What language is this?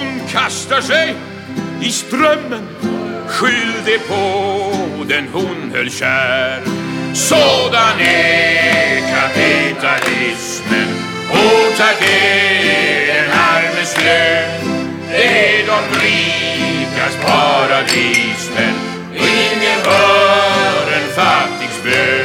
Swedish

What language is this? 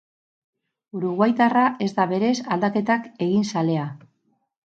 Basque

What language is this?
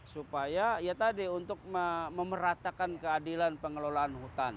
Indonesian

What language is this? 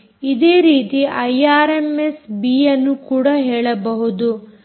Kannada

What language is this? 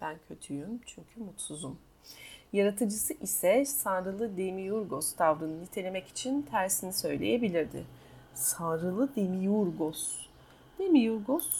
Turkish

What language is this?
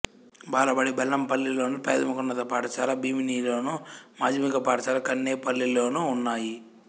Telugu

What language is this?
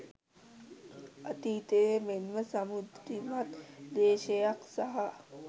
Sinhala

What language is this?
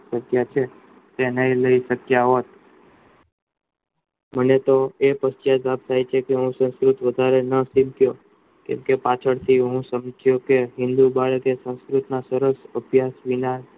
Gujarati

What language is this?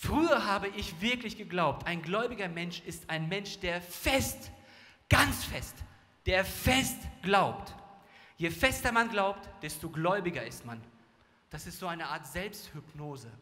German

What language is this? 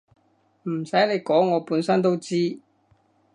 Cantonese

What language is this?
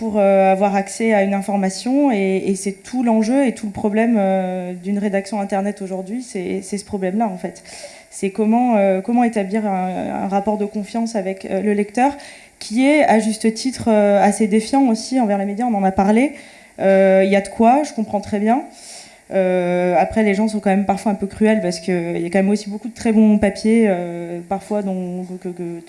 French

